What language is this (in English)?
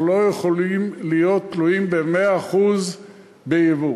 Hebrew